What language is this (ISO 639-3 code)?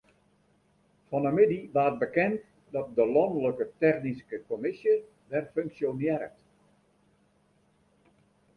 fry